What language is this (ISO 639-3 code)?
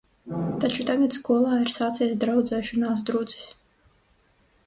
lav